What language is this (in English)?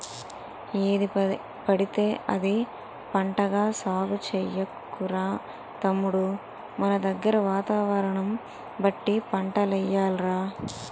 Telugu